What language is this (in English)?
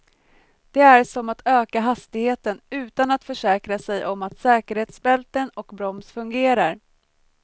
Swedish